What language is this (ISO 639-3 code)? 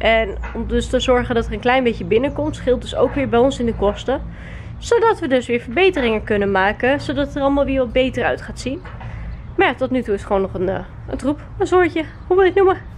nld